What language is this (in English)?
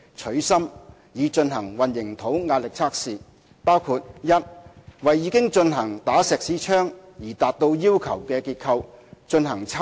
Cantonese